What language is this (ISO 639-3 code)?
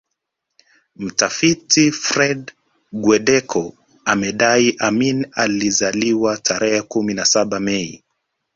swa